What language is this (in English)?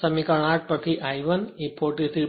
Gujarati